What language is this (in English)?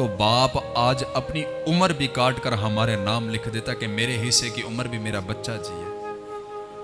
Urdu